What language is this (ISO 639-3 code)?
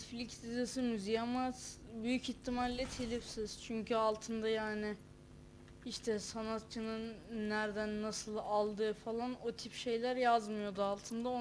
tur